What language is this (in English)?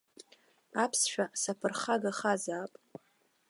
Abkhazian